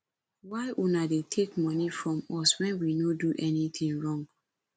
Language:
Nigerian Pidgin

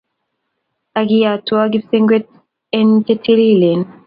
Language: Kalenjin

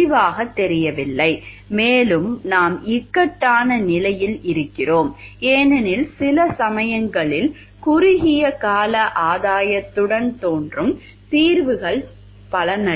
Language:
Tamil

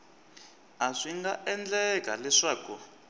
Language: Tsonga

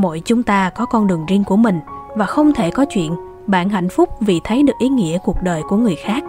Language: Vietnamese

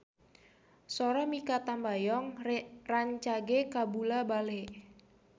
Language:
Sundanese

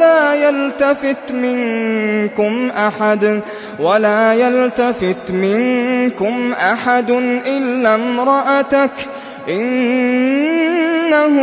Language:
Arabic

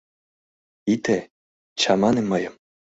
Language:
Mari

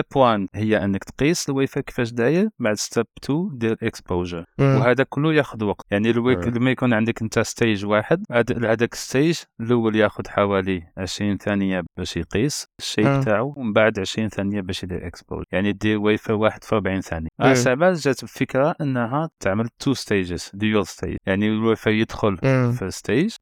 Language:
Arabic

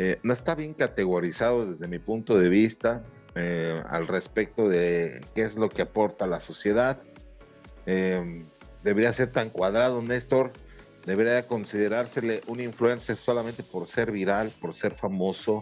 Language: Spanish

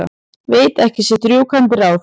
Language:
Icelandic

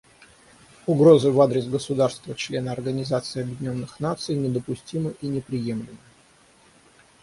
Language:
Russian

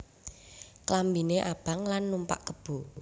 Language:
Javanese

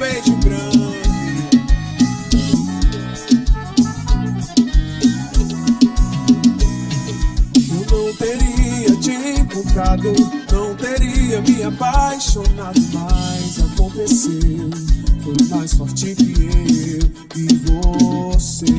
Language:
Portuguese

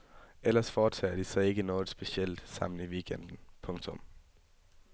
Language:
Danish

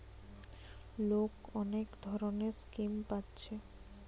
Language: Bangla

